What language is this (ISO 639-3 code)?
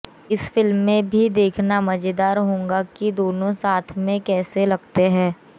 hin